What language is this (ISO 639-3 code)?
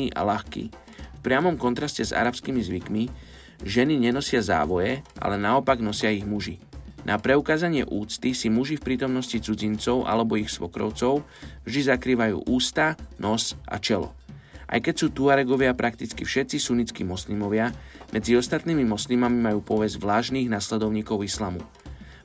slk